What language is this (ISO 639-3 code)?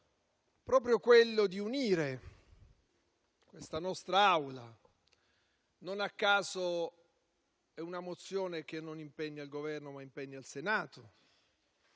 ita